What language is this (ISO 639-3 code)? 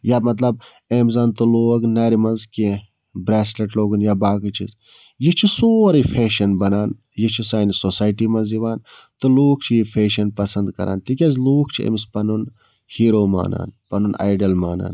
kas